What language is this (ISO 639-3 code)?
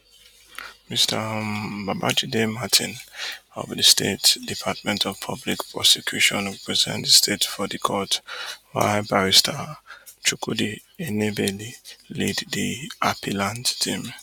pcm